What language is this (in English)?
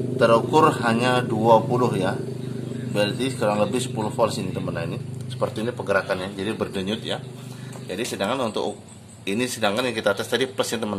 Indonesian